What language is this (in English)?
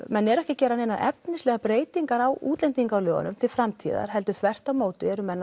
Icelandic